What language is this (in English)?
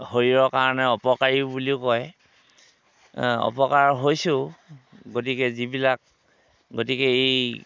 Assamese